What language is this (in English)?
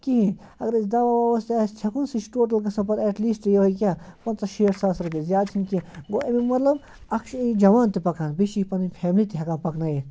Kashmiri